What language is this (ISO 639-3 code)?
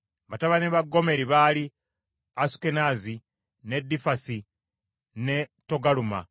lug